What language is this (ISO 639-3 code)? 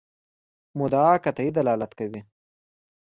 pus